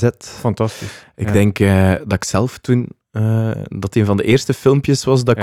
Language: Dutch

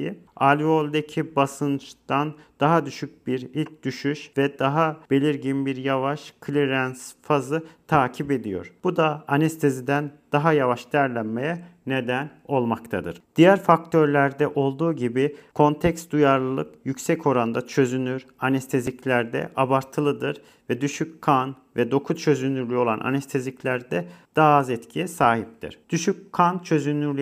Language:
Turkish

